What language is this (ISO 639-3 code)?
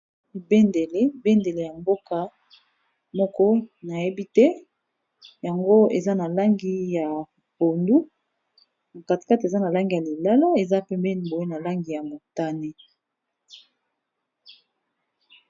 lin